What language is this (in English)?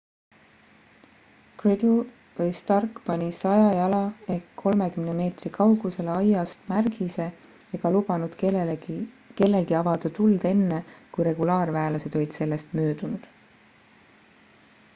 Estonian